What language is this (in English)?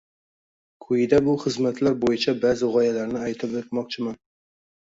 Uzbek